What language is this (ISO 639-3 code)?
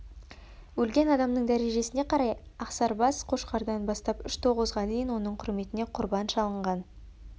kaz